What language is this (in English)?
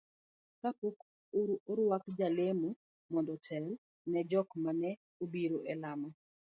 Luo (Kenya and Tanzania)